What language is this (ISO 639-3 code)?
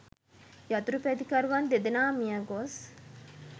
sin